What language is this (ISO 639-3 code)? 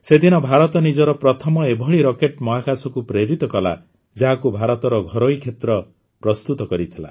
ori